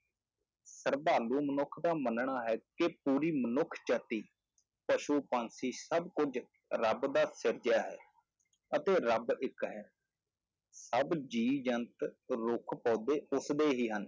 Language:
Punjabi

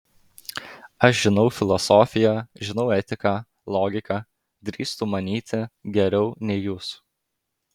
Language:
Lithuanian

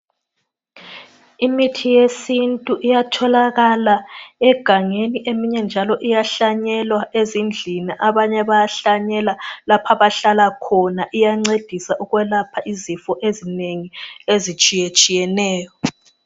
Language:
North Ndebele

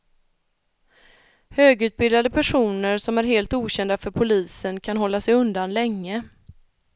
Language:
Swedish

